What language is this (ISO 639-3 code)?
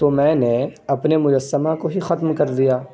urd